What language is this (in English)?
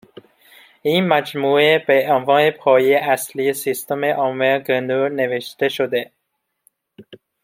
Persian